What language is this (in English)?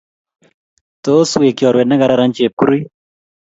Kalenjin